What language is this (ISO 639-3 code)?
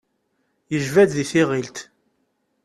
kab